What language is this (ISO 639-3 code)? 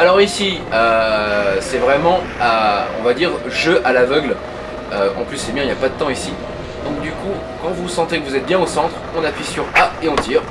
fra